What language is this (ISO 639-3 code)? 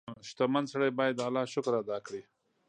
pus